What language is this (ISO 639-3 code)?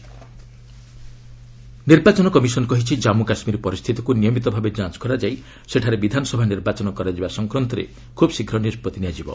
ori